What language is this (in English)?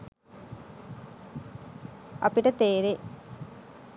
Sinhala